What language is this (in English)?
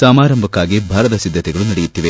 Kannada